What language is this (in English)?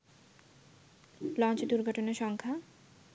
Bangla